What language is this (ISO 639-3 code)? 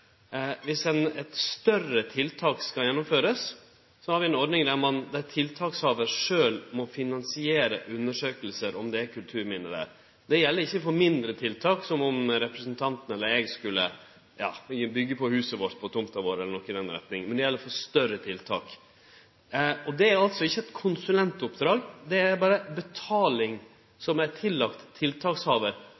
nno